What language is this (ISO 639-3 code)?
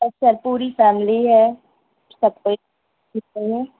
urd